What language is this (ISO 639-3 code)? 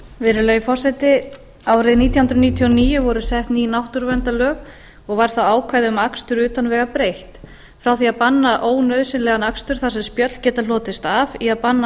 isl